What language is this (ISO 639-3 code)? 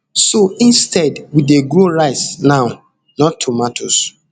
pcm